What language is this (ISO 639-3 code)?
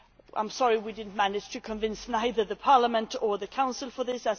eng